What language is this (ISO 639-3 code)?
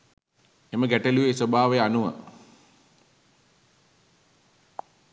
sin